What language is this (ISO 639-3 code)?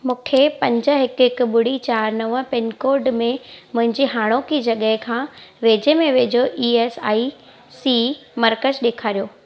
snd